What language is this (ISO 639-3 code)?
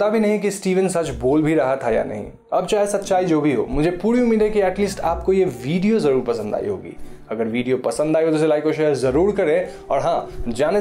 hin